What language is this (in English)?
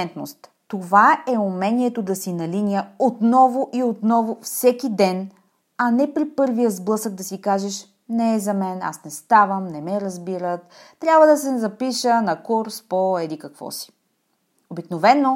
Bulgarian